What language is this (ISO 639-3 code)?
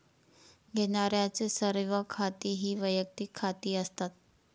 mar